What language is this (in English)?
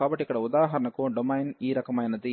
Telugu